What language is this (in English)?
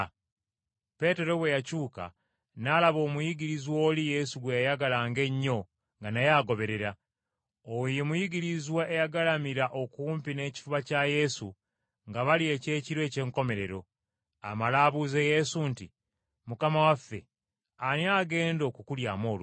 Ganda